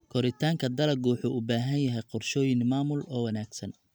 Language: Somali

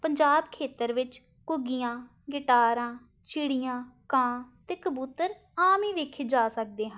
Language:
Punjabi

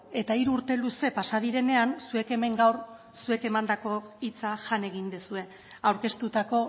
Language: Basque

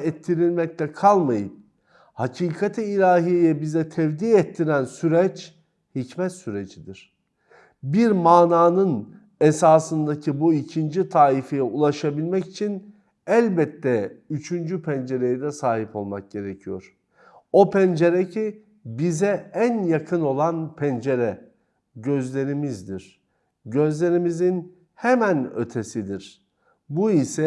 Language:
Turkish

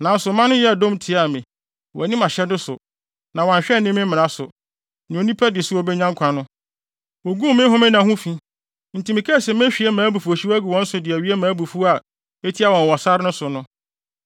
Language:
Akan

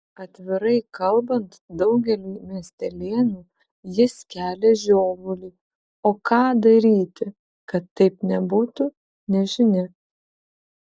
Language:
Lithuanian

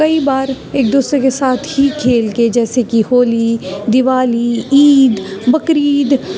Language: Urdu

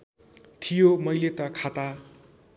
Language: Nepali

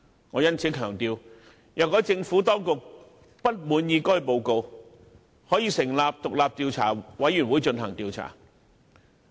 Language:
Cantonese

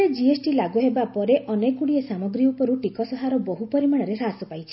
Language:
Odia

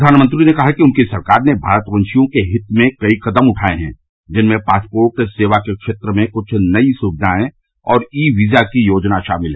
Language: Hindi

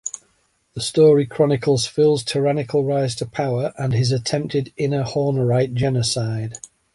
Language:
English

